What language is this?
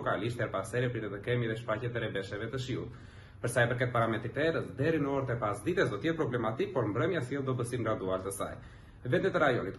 Romanian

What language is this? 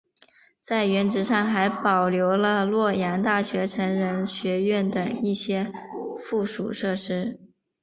Chinese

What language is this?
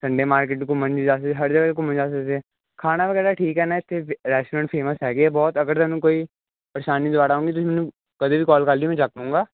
Punjabi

